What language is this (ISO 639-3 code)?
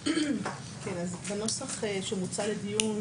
heb